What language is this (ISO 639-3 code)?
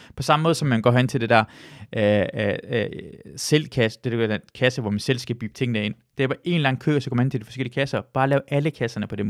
dan